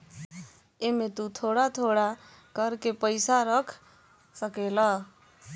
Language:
Bhojpuri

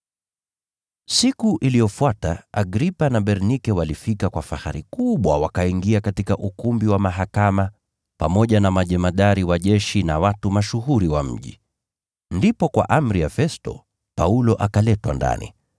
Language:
Swahili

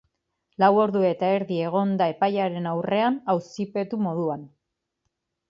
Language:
Basque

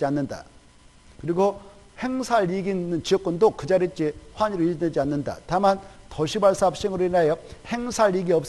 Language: Korean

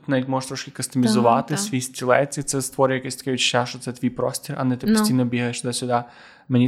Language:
Ukrainian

